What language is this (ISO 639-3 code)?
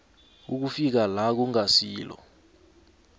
nbl